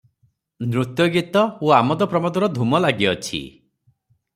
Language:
Odia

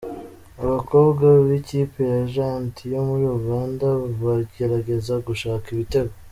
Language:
Kinyarwanda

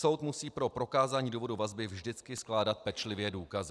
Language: Czech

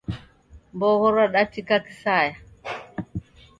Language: Taita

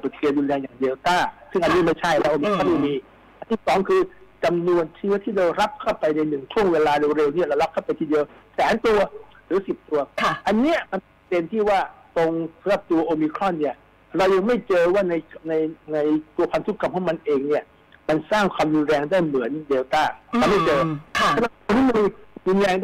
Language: Thai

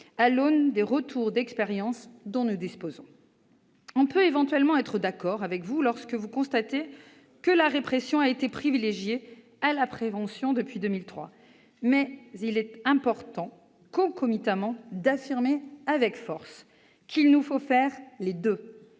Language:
French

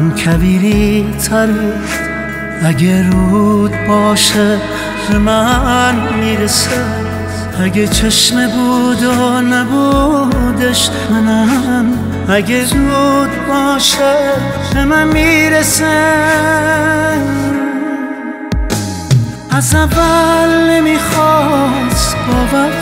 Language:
Persian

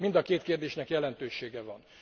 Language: Hungarian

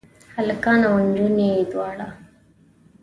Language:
Pashto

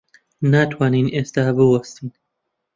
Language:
Central Kurdish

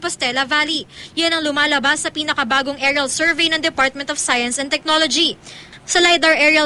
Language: Filipino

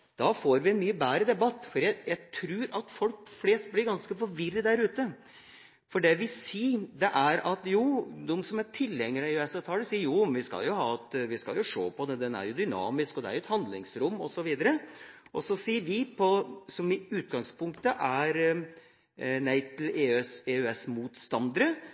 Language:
Norwegian Bokmål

